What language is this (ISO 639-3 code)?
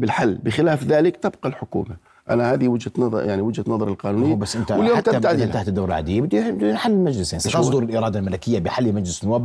ara